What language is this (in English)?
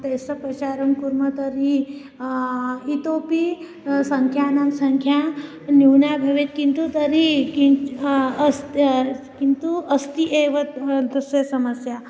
Sanskrit